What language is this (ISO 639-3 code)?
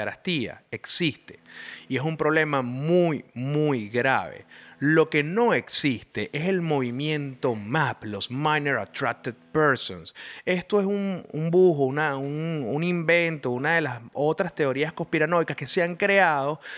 spa